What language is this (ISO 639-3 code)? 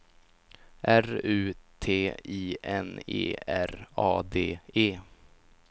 swe